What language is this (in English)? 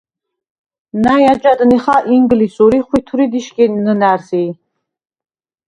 Svan